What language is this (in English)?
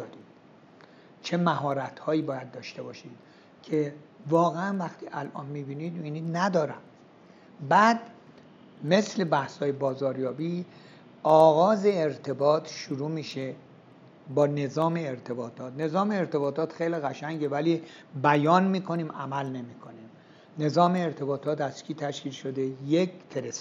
Persian